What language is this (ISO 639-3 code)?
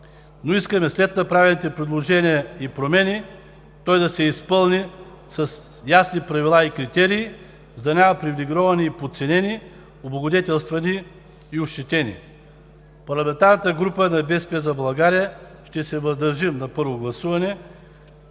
bul